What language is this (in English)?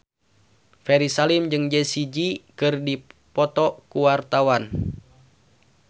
Sundanese